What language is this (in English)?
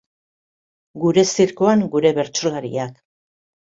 Basque